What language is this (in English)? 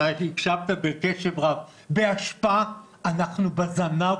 Hebrew